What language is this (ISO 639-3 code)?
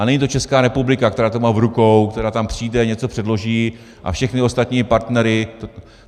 ces